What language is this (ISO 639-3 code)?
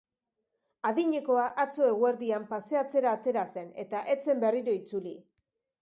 eus